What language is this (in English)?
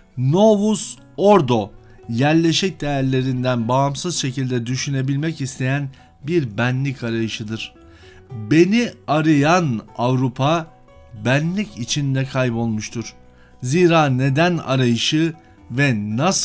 Turkish